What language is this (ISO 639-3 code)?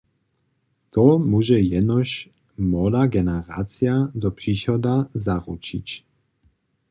hsb